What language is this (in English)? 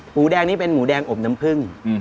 Thai